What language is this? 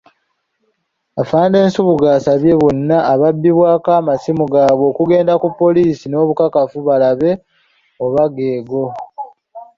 Ganda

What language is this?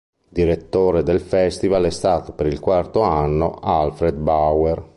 Italian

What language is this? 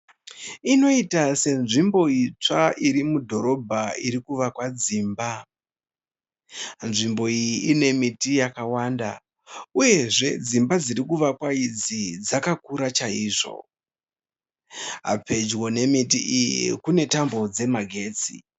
Shona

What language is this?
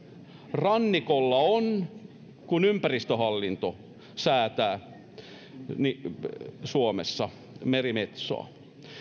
Finnish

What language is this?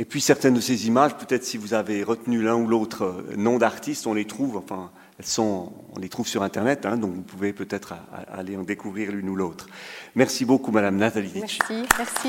French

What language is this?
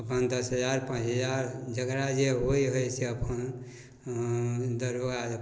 Maithili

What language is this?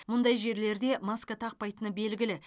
Kazakh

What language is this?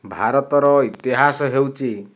Odia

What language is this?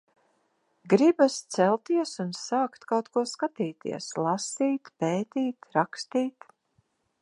Latvian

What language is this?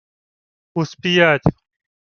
Ukrainian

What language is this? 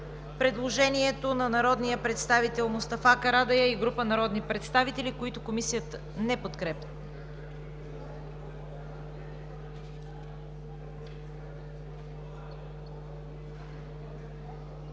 Bulgarian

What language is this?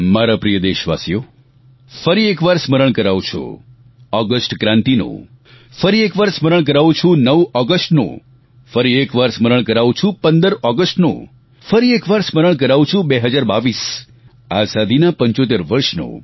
Gujarati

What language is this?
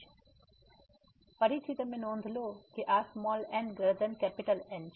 Gujarati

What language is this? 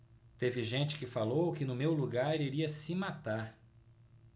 Portuguese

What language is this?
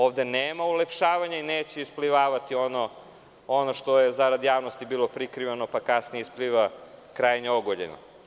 Serbian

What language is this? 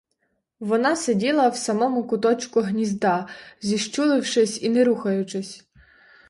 Ukrainian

